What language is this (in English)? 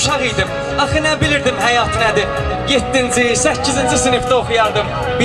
Turkish